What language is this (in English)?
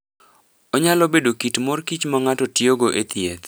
Luo (Kenya and Tanzania)